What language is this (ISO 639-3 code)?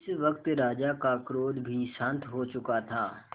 hin